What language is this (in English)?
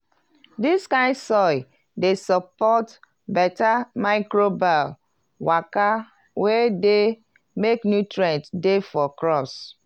Nigerian Pidgin